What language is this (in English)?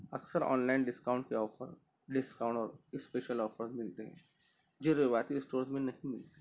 Urdu